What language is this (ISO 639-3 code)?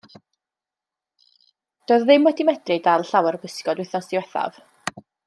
cym